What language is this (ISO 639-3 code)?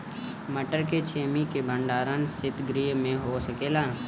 bho